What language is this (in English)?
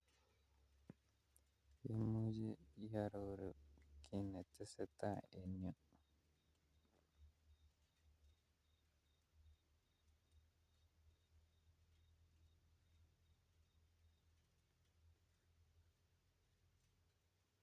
Kalenjin